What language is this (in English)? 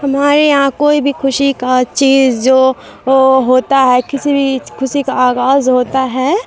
Urdu